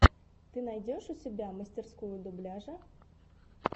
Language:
Russian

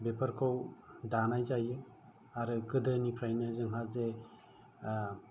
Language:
Bodo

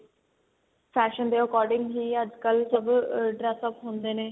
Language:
Punjabi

